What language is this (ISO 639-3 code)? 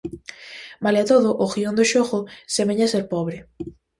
glg